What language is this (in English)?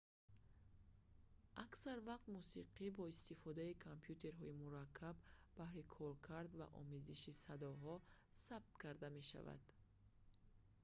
Tajik